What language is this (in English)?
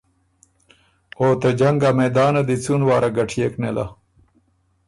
Ormuri